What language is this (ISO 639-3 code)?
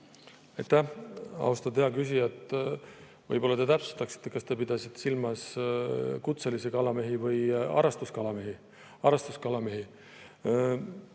est